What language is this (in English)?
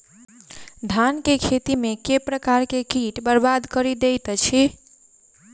Maithili